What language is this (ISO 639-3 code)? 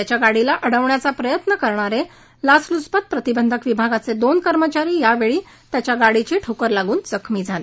mar